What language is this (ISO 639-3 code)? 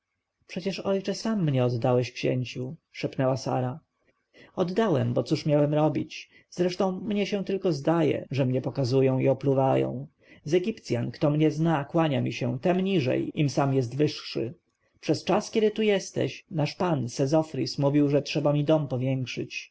pol